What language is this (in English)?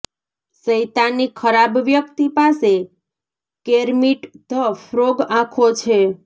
Gujarati